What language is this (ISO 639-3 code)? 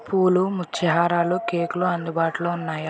tel